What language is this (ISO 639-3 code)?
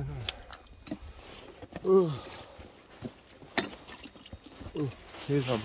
kor